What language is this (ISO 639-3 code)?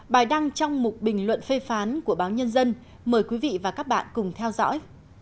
vie